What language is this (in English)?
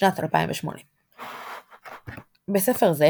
Hebrew